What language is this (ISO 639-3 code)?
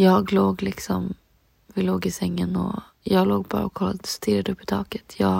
swe